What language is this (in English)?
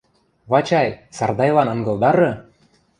Western Mari